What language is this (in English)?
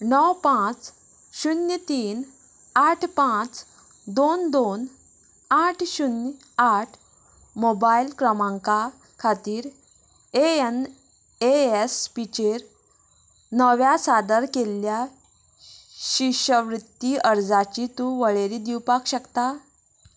Konkani